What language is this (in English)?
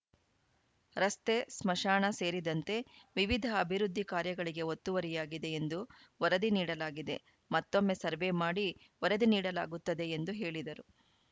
Kannada